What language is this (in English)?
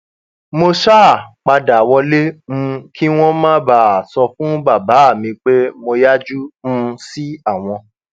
Yoruba